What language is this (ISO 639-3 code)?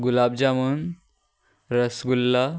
kok